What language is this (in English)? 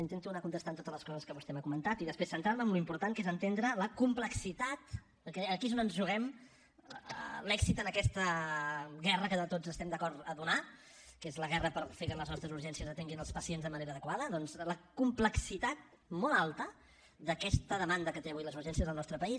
Catalan